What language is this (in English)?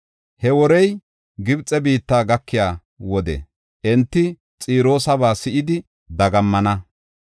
Gofa